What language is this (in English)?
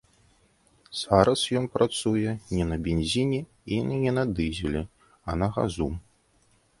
Belarusian